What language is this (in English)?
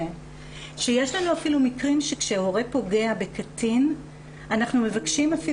Hebrew